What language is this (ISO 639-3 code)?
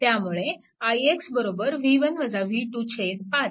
mar